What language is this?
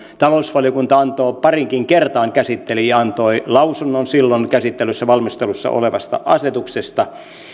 Finnish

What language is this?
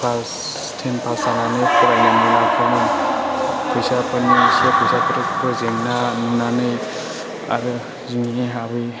Bodo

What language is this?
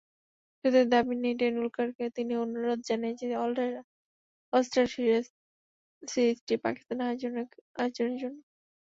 Bangla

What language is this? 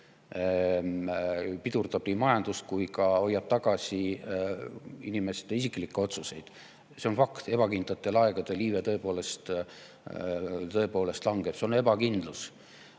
Estonian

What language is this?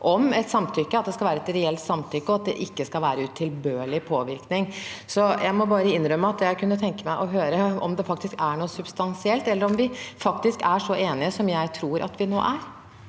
Norwegian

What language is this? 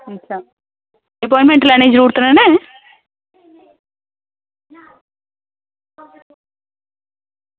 Dogri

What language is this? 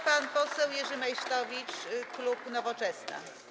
Polish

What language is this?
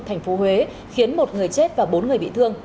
Vietnamese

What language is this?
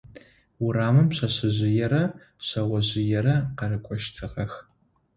Adyghe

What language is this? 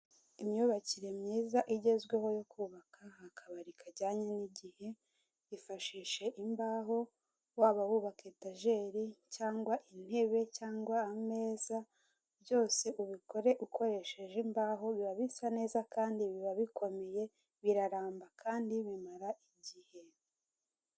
Kinyarwanda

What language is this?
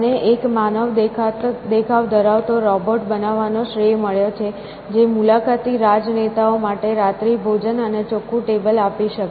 Gujarati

